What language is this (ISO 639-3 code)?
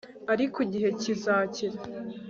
kin